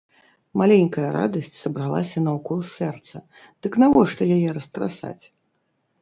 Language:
Belarusian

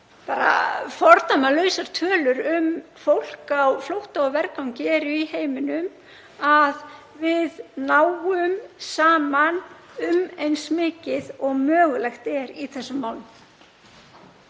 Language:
Icelandic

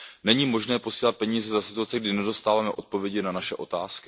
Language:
Czech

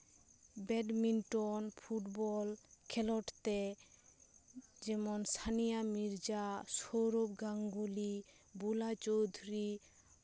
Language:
Santali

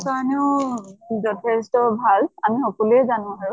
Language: Assamese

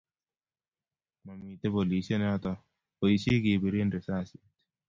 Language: Kalenjin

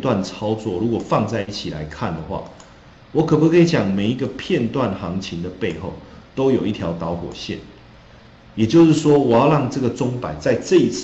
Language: Chinese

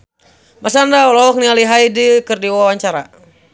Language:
Sundanese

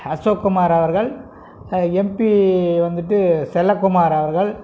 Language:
Tamil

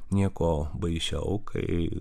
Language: Lithuanian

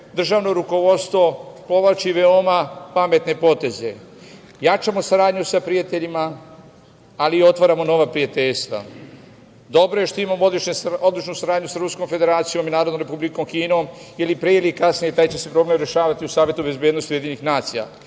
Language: Serbian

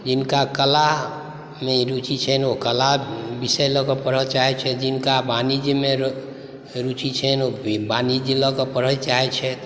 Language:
Maithili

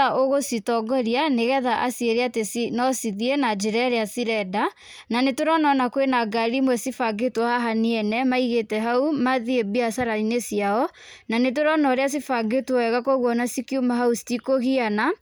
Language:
Kikuyu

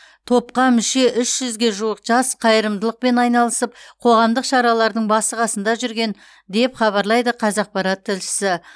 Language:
Kazakh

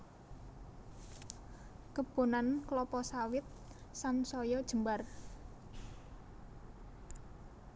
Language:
Javanese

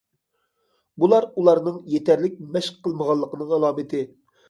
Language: Uyghur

